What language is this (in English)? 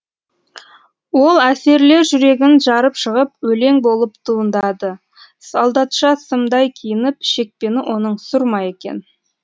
Kazakh